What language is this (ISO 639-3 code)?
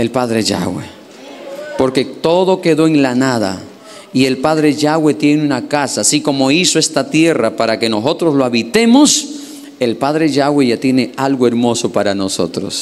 spa